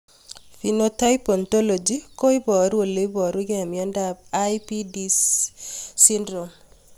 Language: Kalenjin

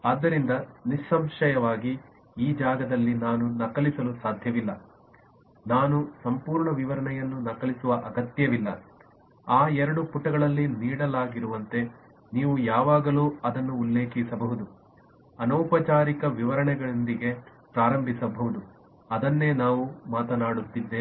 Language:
Kannada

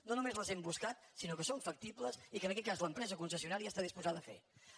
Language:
Catalan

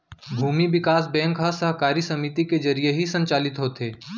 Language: Chhattisgarhi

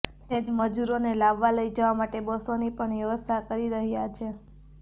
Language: Gujarati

